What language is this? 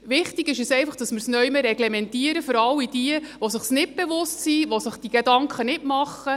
Swiss German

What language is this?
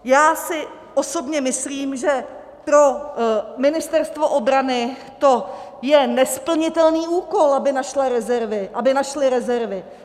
Czech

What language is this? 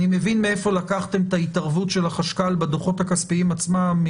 Hebrew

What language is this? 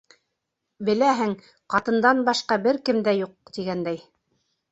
Bashkir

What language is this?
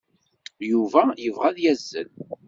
Kabyle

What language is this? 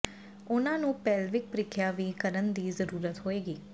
Punjabi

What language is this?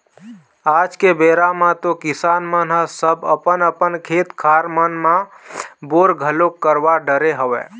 Chhattisgarhi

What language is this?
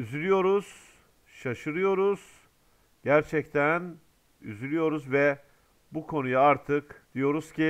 Turkish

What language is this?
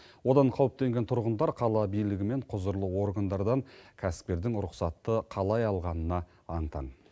Kazakh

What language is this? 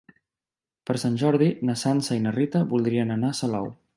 Catalan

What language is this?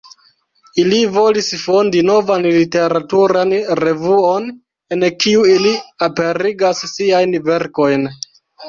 Esperanto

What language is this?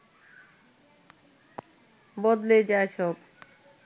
Bangla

